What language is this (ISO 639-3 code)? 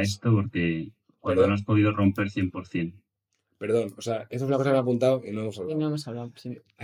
spa